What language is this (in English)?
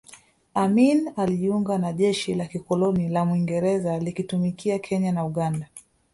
Swahili